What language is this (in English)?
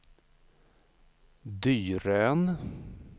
Swedish